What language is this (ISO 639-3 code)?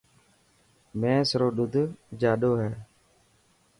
mki